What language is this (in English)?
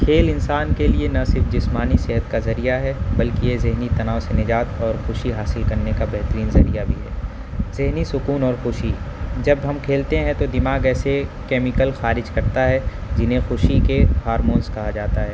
Urdu